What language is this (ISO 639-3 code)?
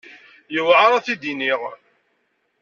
kab